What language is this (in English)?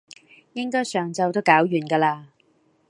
Cantonese